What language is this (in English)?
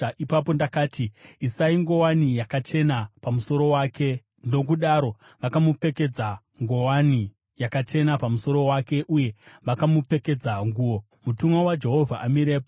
Shona